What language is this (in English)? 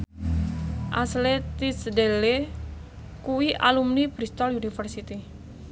Javanese